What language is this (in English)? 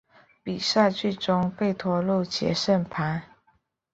Chinese